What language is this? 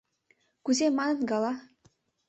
Mari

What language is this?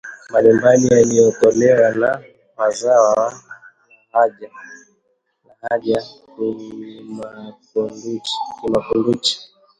Swahili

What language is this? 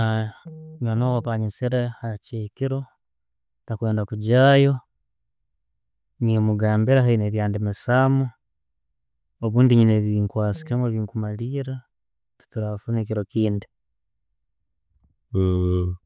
Tooro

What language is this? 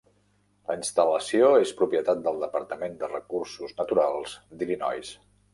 Catalan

